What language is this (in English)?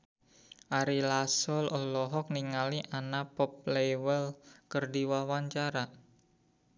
Sundanese